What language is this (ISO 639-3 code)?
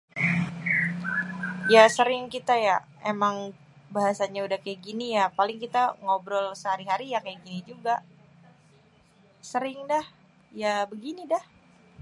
bew